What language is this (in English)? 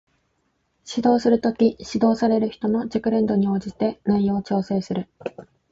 Japanese